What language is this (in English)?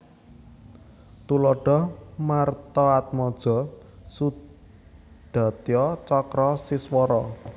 Javanese